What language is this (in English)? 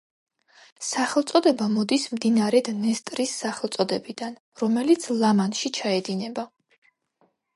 Georgian